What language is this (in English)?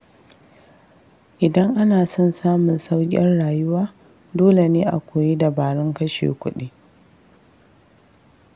Hausa